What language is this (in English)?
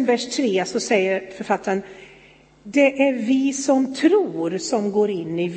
Swedish